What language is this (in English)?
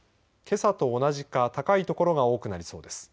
Japanese